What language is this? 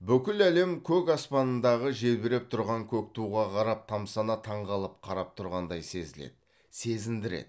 Kazakh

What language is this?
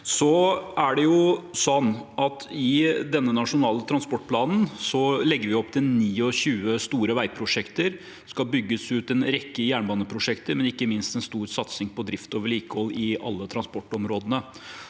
Norwegian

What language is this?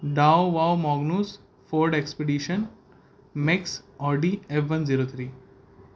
Urdu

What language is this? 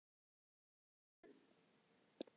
Icelandic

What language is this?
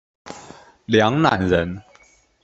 Chinese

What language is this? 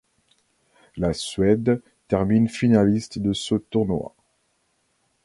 French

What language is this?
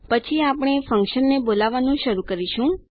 Gujarati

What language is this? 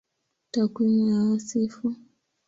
Swahili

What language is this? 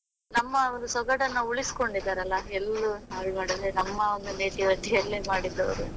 Kannada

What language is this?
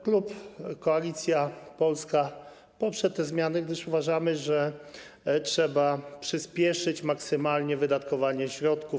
Polish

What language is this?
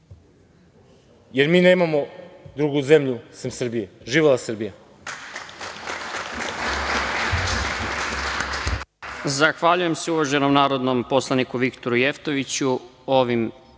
Serbian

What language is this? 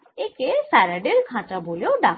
Bangla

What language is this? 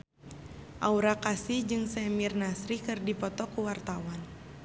Sundanese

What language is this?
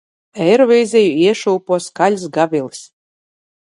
Latvian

